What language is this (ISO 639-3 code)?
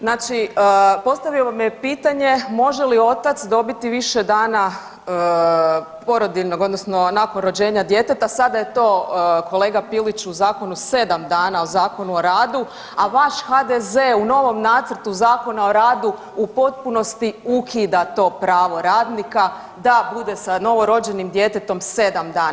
hrv